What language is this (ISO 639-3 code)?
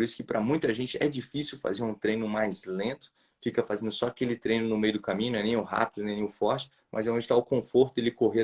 por